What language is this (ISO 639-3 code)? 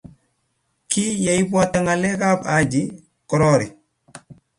kln